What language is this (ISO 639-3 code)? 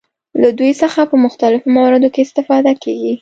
pus